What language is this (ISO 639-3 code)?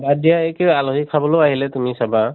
asm